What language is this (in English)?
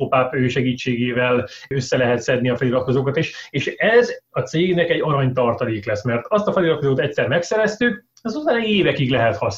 Hungarian